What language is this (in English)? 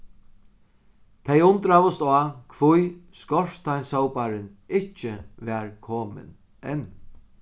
Faroese